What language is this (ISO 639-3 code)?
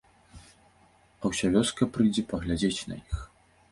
bel